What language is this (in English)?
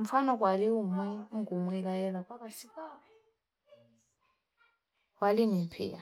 Fipa